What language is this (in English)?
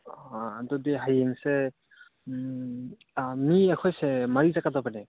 Manipuri